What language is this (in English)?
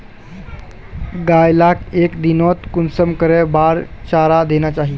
Magahi